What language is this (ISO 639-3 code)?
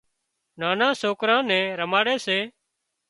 kxp